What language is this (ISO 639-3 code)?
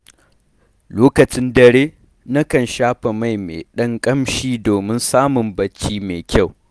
hau